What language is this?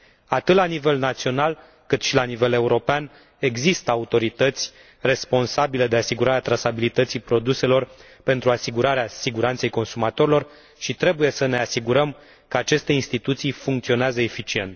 Romanian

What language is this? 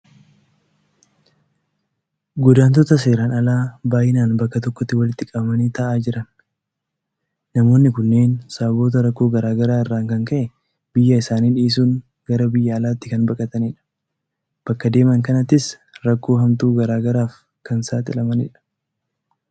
Oromo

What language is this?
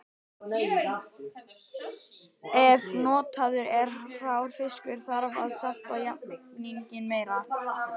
Icelandic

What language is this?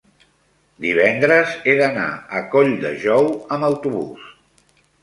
Catalan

